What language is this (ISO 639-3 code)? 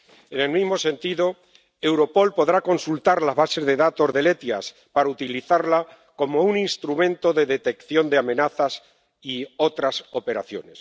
spa